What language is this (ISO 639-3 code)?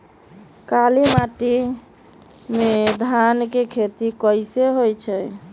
mag